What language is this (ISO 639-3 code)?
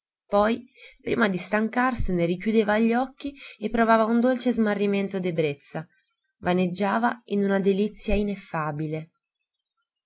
ita